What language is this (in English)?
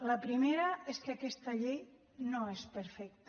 Catalan